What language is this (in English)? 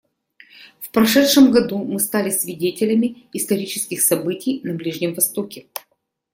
Russian